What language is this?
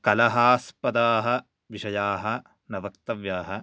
Sanskrit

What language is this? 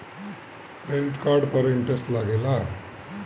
Bhojpuri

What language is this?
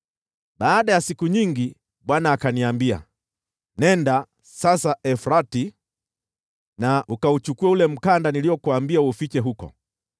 Swahili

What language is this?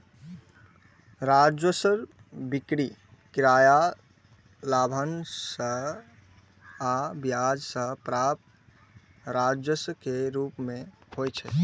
Maithili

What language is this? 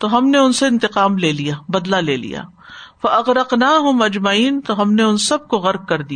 Urdu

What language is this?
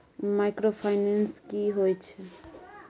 Maithili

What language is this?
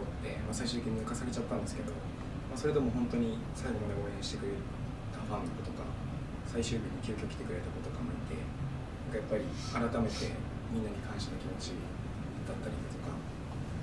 Japanese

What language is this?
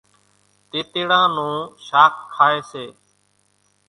Kachi Koli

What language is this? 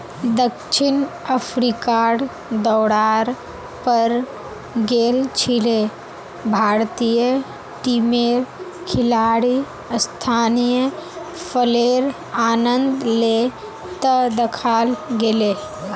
Magahi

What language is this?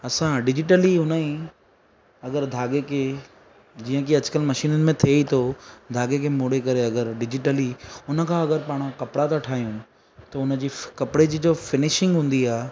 Sindhi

